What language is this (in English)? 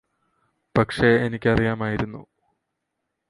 Malayalam